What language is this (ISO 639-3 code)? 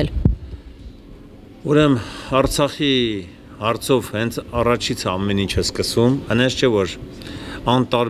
tur